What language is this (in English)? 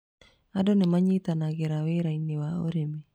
Kikuyu